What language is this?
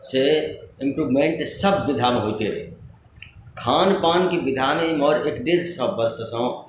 Maithili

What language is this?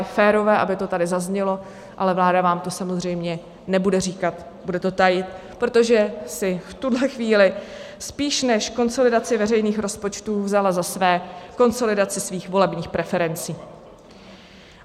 Czech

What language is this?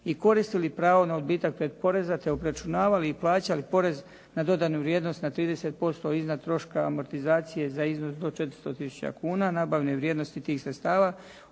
Croatian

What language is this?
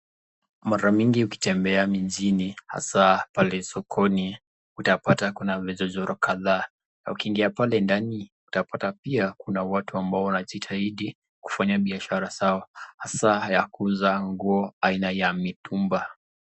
Swahili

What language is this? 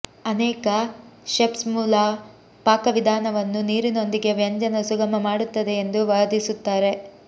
Kannada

